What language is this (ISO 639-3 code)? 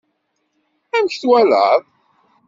kab